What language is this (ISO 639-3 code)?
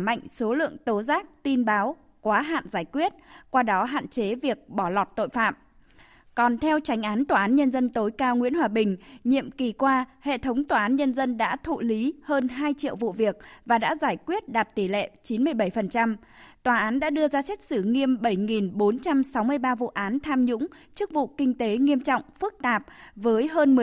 vie